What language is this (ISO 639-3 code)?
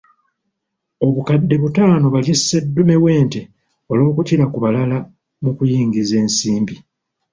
lug